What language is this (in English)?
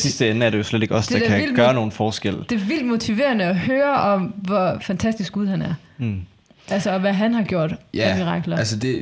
Danish